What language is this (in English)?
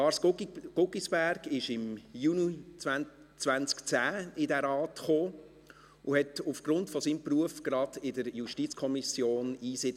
Swiss German